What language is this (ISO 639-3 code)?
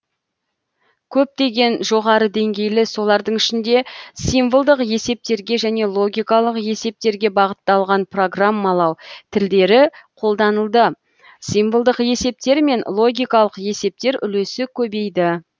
kaz